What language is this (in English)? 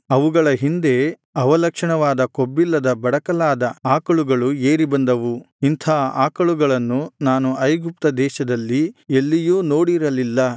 Kannada